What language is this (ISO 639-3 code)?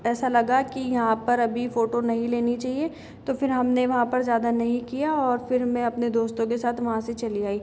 hin